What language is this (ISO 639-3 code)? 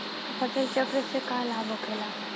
bho